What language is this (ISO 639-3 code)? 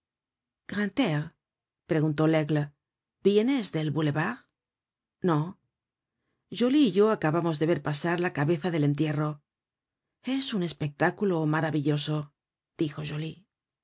spa